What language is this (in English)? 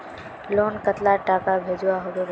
Magahi